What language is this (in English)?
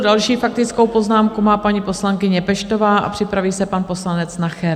Czech